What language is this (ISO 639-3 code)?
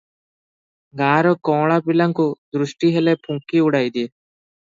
ori